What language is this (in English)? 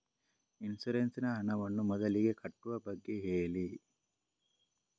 Kannada